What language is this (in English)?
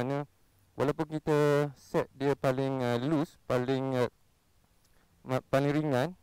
Malay